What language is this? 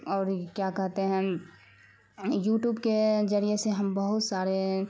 Urdu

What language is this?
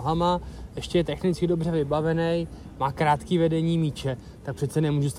Czech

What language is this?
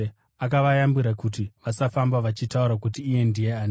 Shona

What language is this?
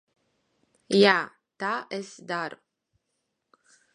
Latvian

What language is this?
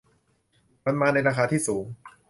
Thai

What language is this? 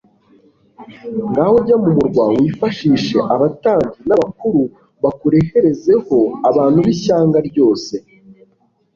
Kinyarwanda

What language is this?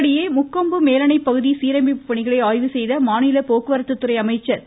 Tamil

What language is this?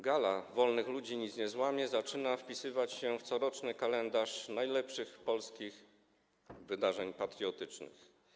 Polish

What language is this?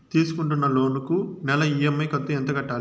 Telugu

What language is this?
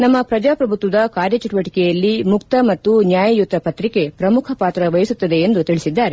Kannada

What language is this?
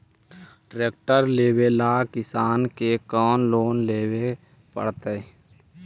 Magahi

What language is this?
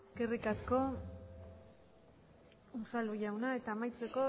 Basque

